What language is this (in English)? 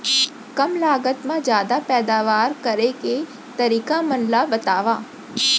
Chhattisgarhi